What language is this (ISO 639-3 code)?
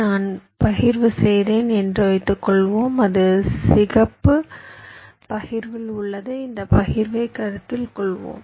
tam